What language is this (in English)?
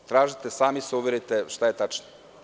Serbian